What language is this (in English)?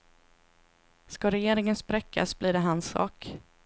Swedish